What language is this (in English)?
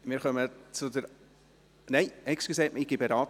Swiss German